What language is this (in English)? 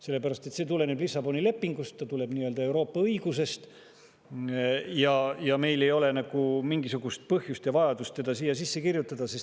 Estonian